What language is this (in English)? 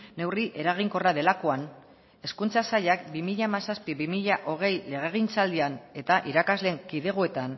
Basque